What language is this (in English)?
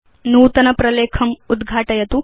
Sanskrit